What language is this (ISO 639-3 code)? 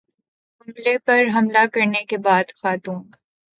urd